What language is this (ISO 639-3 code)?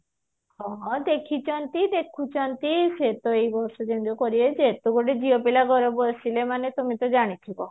ori